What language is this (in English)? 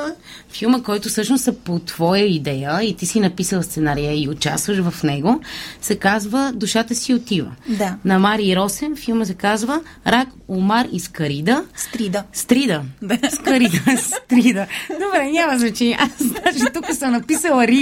Bulgarian